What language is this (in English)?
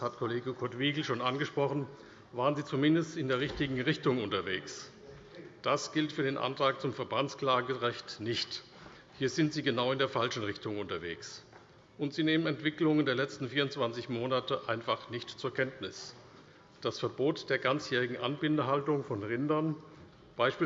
German